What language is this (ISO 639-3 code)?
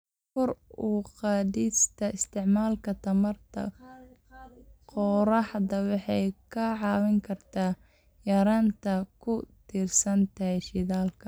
som